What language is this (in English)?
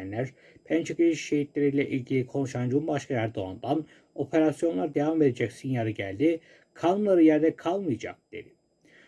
Turkish